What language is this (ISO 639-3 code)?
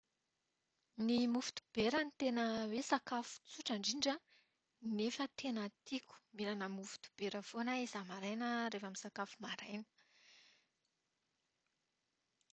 mlg